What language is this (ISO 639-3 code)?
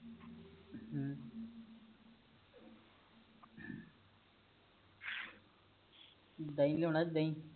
pan